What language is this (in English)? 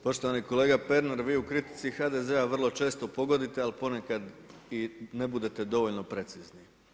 Croatian